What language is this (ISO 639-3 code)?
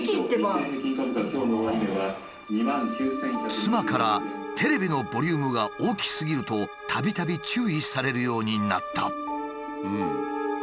jpn